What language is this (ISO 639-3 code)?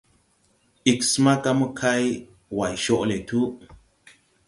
tui